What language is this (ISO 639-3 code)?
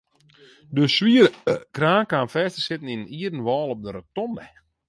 fry